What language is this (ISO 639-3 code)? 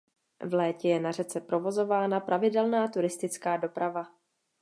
ces